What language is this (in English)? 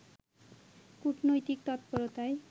Bangla